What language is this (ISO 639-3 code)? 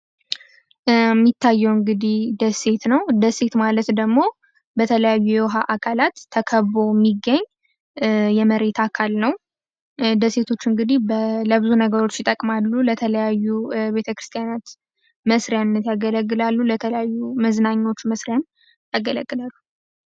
amh